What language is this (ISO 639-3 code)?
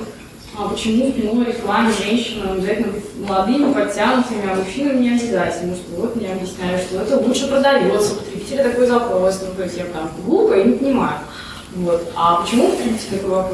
rus